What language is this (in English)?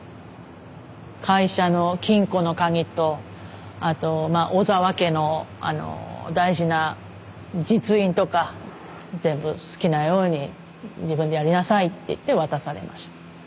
Japanese